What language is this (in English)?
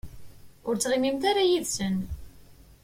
Kabyle